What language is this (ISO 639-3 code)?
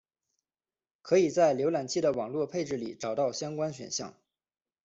zho